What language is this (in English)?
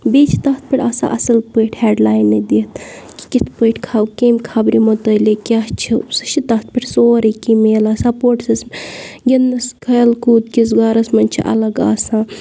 Kashmiri